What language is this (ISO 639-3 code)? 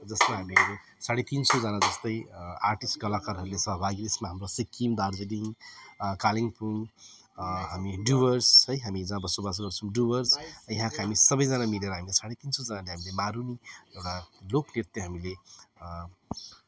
nep